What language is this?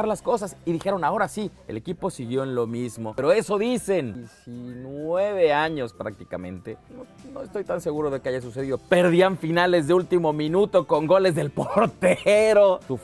Spanish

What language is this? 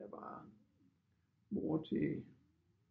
Danish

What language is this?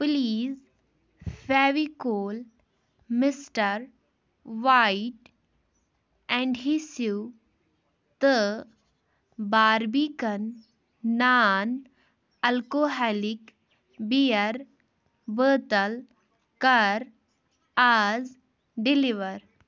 Kashmiri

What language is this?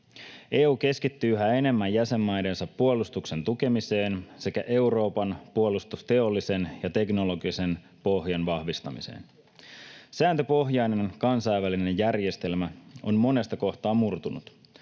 Finnish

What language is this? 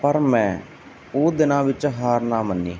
Punjabi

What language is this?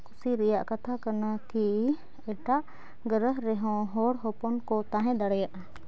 Santali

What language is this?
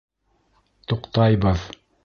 Bashkir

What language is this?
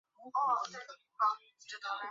Chinese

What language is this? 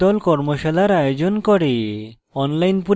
Bangla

